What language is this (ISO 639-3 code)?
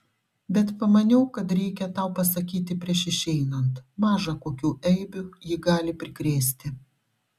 lit